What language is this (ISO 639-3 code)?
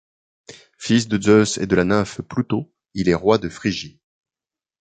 fra